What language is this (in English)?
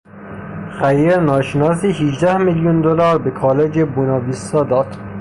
Persian